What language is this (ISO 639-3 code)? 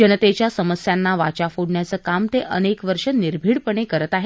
mar